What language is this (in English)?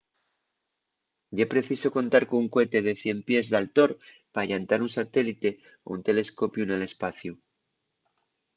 Asturian